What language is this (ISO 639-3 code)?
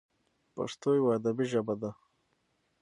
pus